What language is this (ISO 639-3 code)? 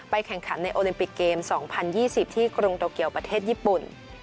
tha